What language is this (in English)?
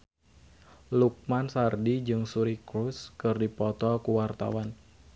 Sundanese